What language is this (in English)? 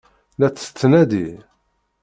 Kabyle